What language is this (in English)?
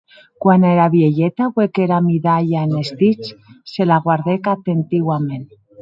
Occitan